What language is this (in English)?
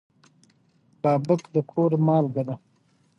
Pashto